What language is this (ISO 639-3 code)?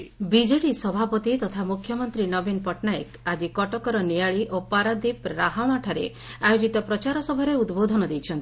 ori